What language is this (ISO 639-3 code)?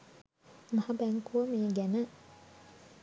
sin